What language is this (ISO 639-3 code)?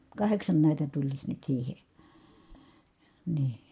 fin